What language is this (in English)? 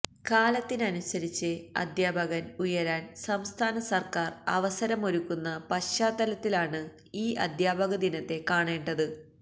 Malayalam